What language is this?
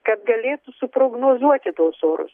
Lithuanian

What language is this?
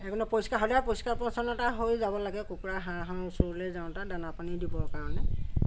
Assamese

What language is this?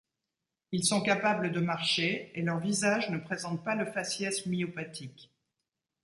French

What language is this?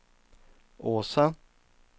Swedish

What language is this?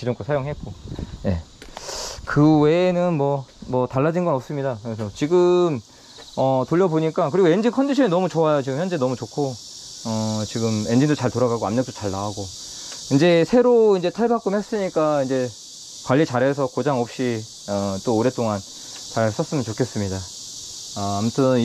Korean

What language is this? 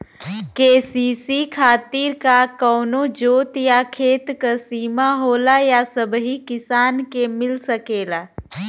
Bhojpuri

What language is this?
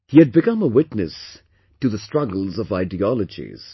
English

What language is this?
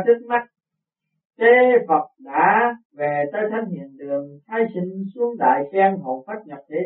Vietnamese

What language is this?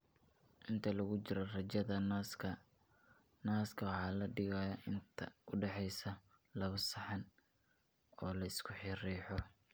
Somali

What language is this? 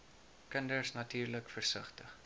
Afrikaans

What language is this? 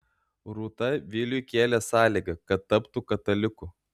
Lithuanian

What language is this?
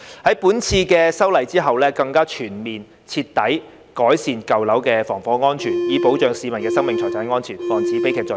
Cantonese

